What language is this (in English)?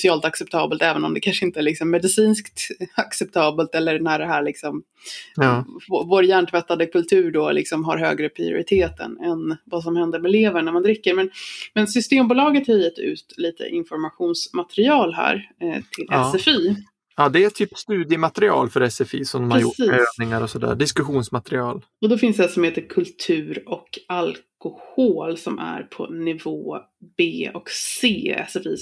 Swedish